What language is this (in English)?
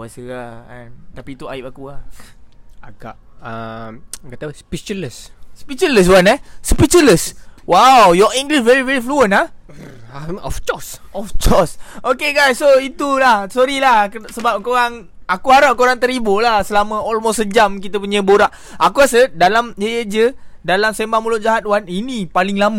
Malay